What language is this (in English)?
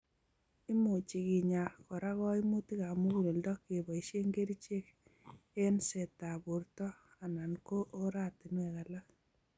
Kalenjin